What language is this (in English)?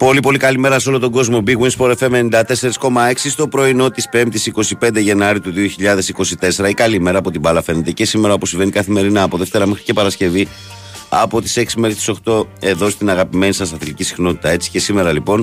Greek